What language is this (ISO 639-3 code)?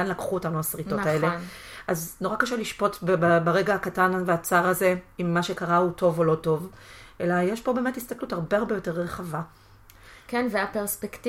heb